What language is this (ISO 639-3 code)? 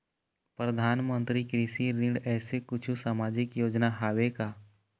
hne